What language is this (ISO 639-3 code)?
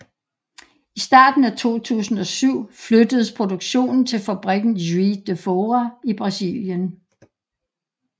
dan